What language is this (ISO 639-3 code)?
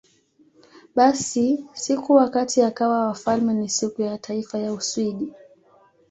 swa